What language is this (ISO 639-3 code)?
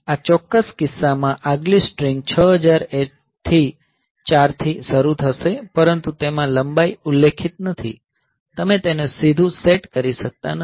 guj